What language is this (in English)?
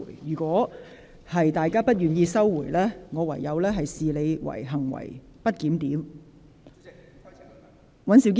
Cantonese